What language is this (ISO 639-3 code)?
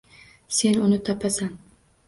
uzb